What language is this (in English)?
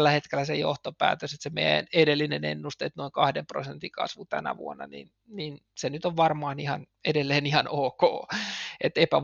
Finnish